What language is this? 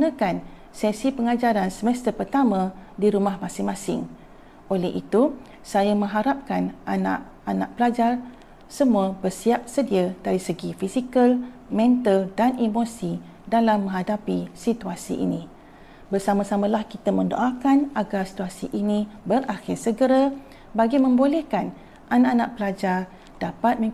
Malay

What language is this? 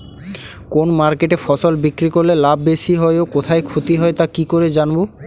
Bangla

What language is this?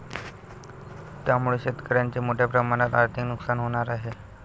Marathi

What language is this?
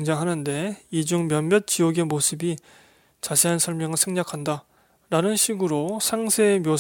Korean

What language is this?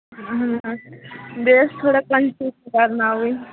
Kashmiri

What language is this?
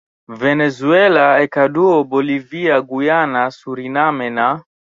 Swahili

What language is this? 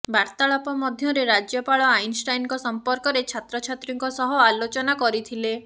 Odia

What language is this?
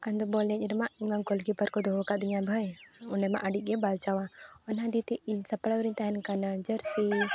Santali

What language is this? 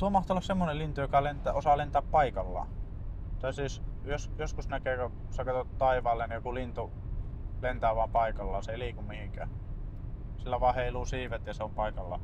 Finnish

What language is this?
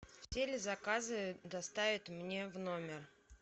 Russian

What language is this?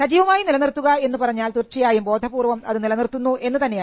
Malayalam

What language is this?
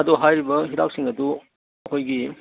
Manipuri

